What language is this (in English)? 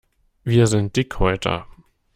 German